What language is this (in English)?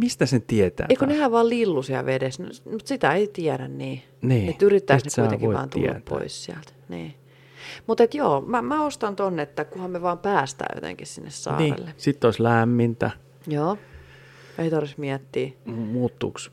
Finnish